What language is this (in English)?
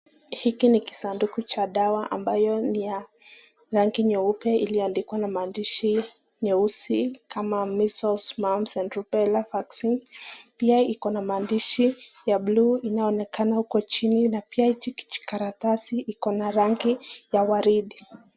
Swahili